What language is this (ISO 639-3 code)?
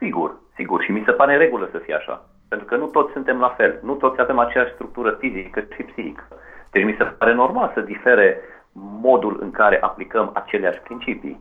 ron